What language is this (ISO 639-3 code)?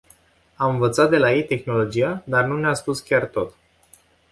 ron